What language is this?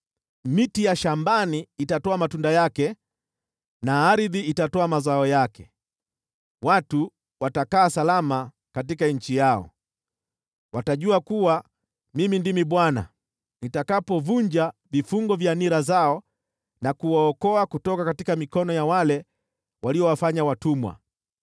Swahili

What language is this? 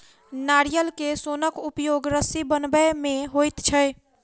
Maithili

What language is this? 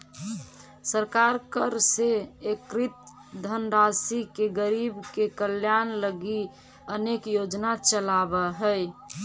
Magahi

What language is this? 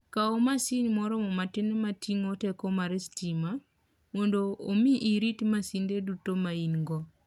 Luo (Kenya and Tanzania)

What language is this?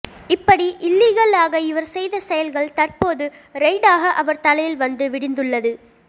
Tamil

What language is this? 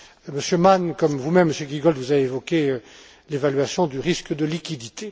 French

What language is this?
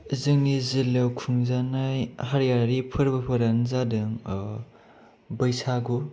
Bodo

